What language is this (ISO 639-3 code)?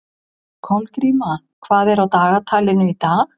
isl